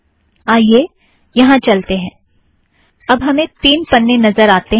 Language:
Hindi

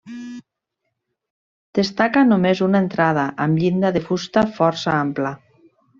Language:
Catalan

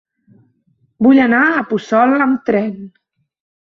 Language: Catalan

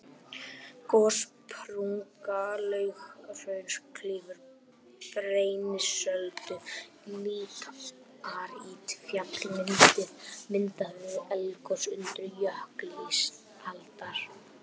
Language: Icelandic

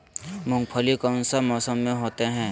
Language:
Magahi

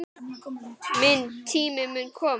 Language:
Icelandic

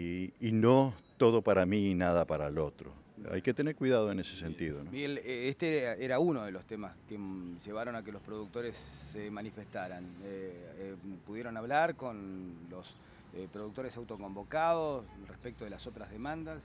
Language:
Spanish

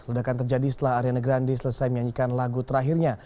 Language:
Indonesian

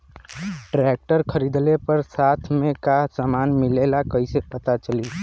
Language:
Bhojpuri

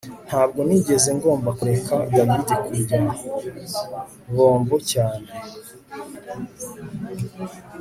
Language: Kinyarwanda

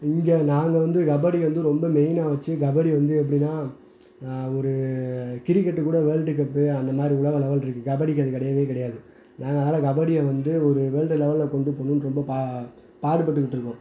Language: Tamil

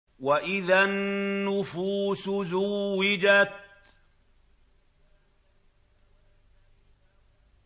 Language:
Arabic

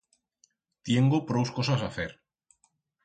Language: Aragonese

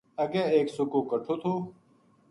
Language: Gujari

